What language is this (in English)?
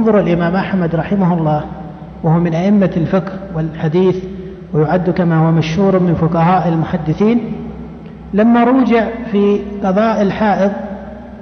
Arabic